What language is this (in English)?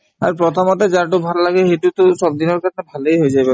Assamese